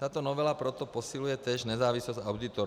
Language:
Czech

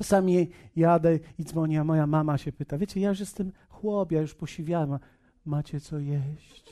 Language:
Polish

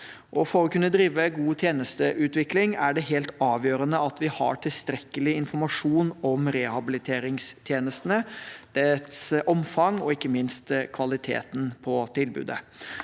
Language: Norwegian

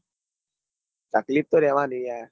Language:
Gujarati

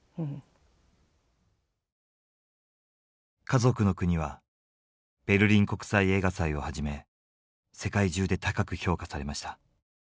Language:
Japanese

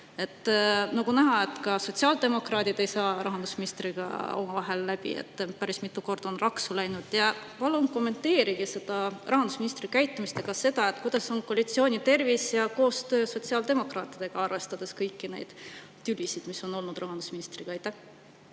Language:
Estonian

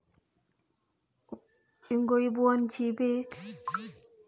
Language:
Kalenjin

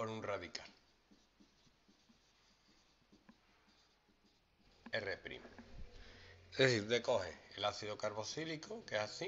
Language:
Spanish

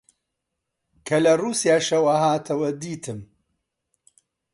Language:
Central Kurdish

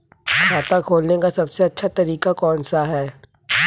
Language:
Hindi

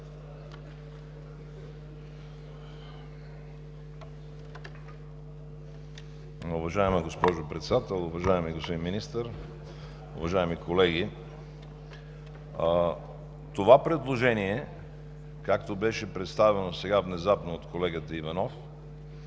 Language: Bulgarian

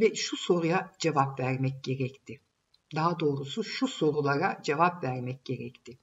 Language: Turkish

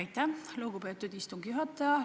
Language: Estonian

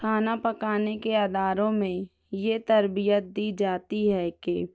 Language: Urdu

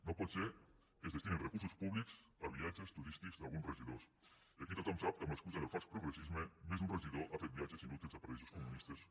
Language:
Catalan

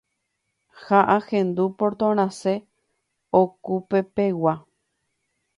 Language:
Guarani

